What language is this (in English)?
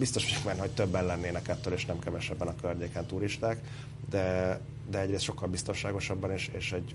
Hungarian